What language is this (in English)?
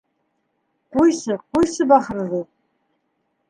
Bashkir